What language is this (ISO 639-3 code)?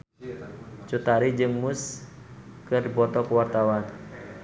sun